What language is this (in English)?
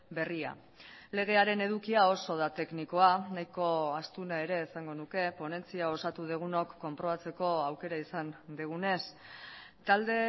Basque